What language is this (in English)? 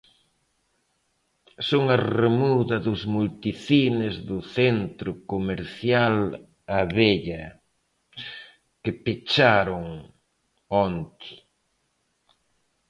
Galician